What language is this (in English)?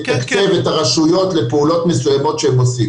Hebrew